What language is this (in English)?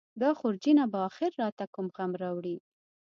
Pashto